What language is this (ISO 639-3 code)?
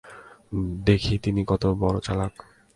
ben